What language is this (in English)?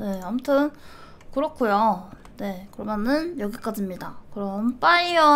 Korean